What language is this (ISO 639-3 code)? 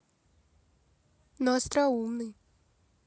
rus